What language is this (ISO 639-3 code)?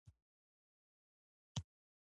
pus